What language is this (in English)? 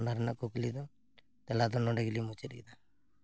Santali